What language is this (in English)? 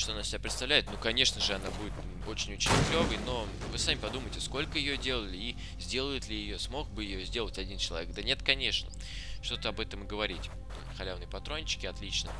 Russian